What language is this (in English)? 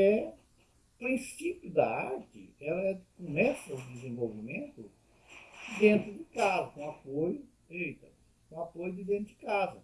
Portuguese